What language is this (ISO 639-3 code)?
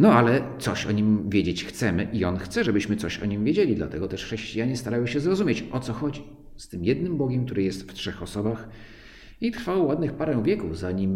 pol